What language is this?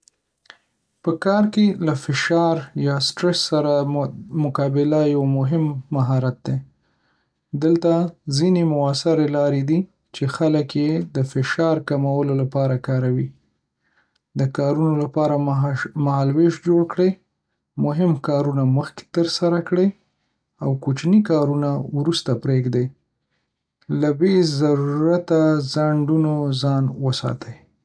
Pashto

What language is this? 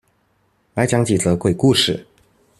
Chinese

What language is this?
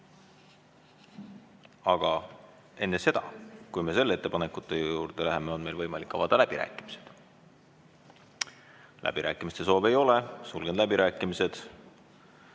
Estonian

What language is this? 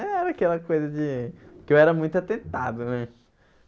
Portuguese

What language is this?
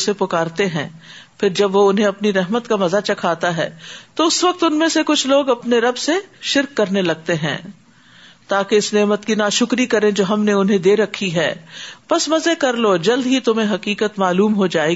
Urdu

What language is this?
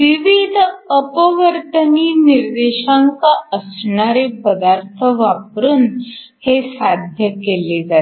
Marathi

